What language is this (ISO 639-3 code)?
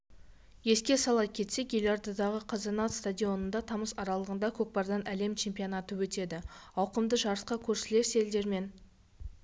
kaz